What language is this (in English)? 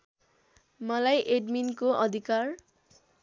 Nepali